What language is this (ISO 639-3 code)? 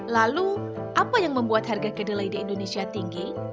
ind